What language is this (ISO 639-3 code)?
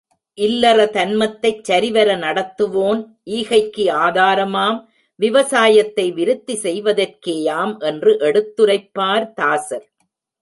tam